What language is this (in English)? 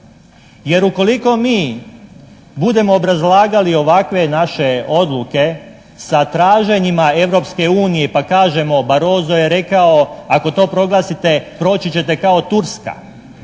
Croatian